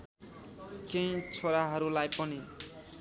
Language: Nepali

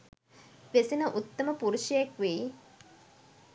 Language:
Sinhala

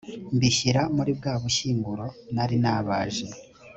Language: Kinyarwanda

